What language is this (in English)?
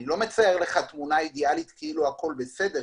Hebrew